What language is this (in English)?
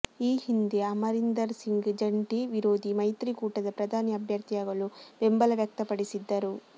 Kannada